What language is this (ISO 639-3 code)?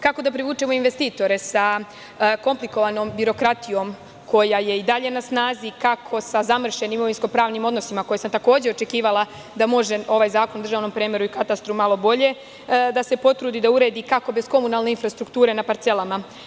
srp